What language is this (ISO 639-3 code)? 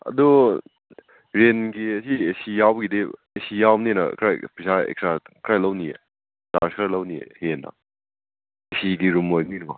mni